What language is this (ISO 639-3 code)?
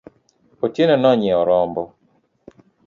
luo